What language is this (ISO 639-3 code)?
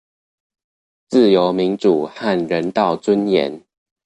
zho